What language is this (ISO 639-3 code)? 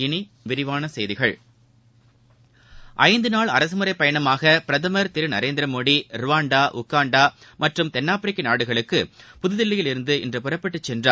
tam